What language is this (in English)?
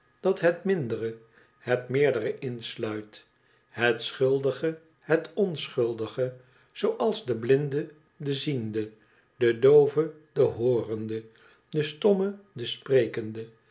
Dutch